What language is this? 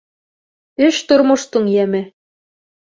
Bashkir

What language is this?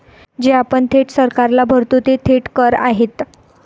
Marathi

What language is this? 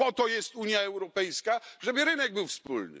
Polish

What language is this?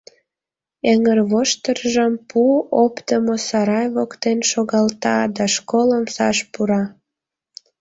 Mari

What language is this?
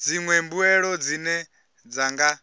Venda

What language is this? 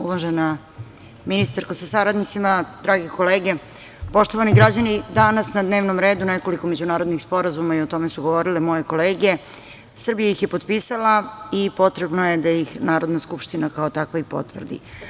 Serbian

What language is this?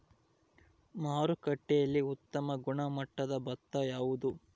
Kannada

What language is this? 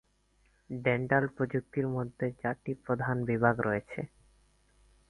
Bangla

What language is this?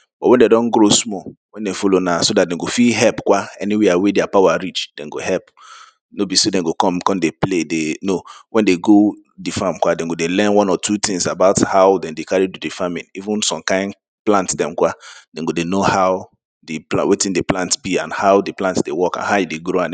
Nigerian Pidgin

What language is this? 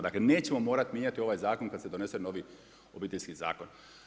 Croatian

